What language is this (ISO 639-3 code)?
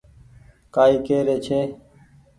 gig